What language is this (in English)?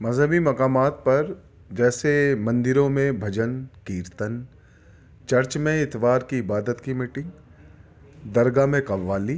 Urdu